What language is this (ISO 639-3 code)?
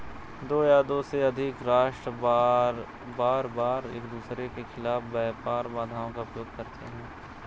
hin